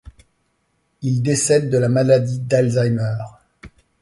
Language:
French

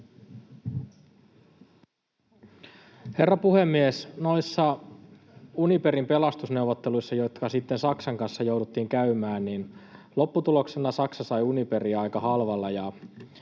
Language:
Finnish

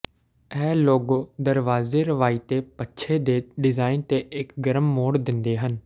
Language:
Punjabi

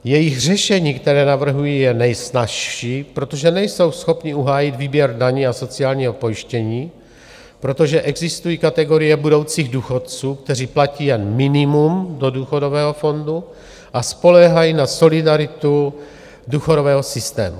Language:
Czech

